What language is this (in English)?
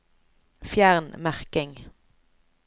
Norwegian